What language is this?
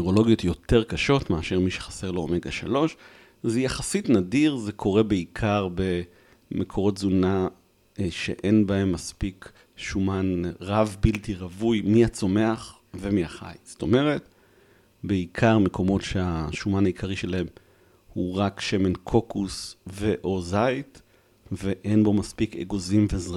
Hebrew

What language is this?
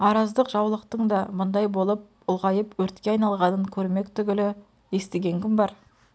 Kazakh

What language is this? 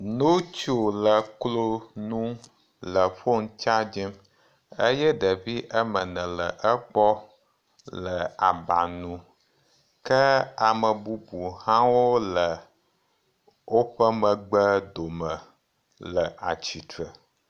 Ewe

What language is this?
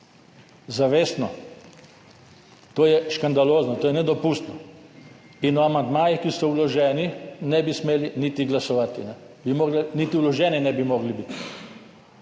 Slovenian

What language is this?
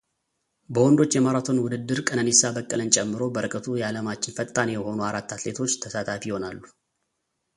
Amharic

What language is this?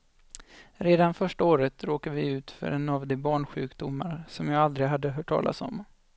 Swedish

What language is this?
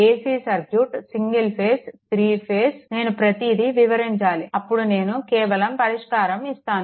Telugu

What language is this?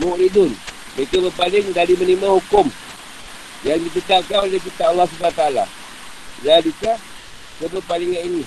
Malay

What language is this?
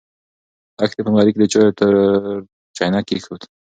Pashto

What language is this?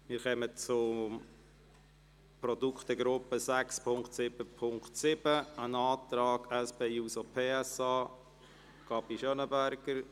Swiss German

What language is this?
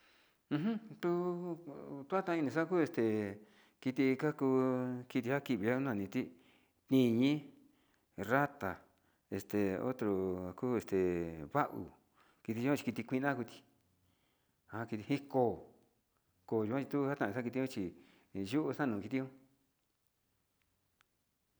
Sinicahua Mixtec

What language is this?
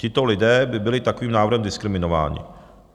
Czech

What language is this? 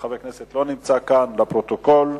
Hebrew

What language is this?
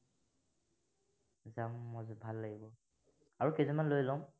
Assamese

